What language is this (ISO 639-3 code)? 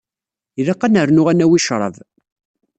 kab